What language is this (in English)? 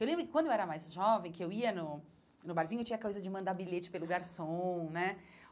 Portuguese